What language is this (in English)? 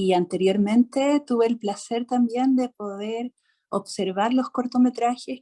Spanish